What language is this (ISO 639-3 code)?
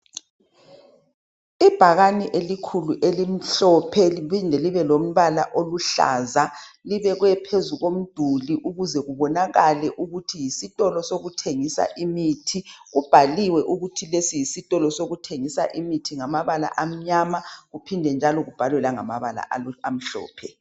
nde